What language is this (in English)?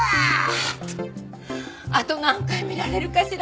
Japanese